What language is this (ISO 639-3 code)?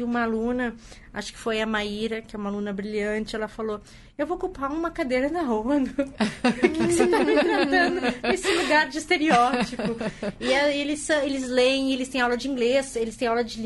por